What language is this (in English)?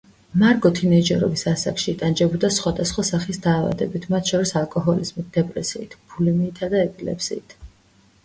Georgian